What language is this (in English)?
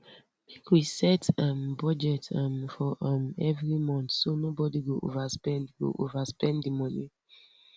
Nigerian Pidgin